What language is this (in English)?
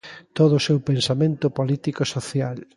Galician